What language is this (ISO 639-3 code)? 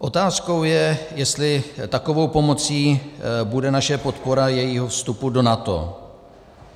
ces